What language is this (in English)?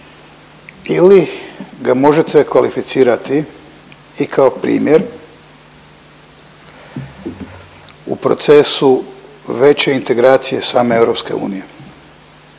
Croatian